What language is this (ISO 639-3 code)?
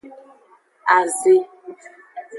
ajg